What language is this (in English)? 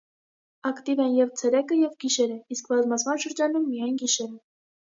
Armenian